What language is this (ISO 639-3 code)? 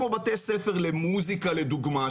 heb